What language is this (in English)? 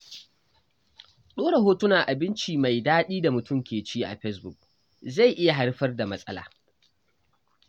Hausa